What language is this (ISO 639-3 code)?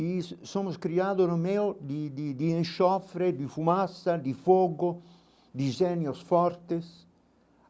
por